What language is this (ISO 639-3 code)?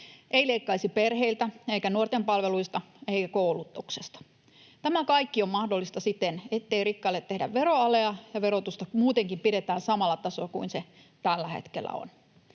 fin